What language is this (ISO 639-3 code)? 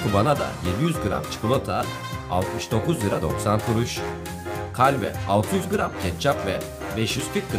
tur